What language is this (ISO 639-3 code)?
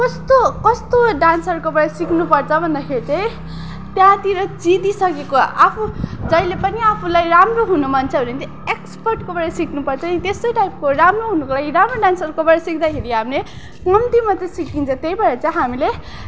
nep